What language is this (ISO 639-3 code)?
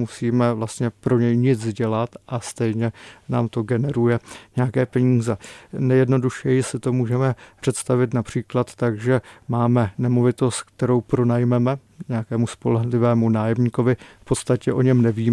ces